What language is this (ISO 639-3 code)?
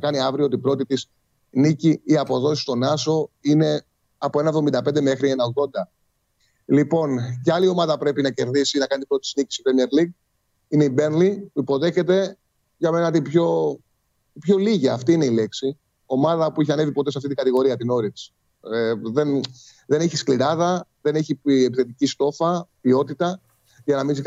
ell